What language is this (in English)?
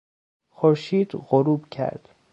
Persian